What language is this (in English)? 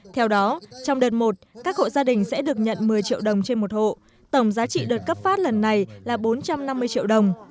Vietnamese